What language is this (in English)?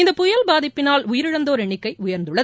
Tamil